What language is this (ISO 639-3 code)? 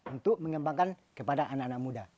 ind